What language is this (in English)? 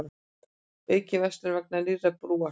Icelandic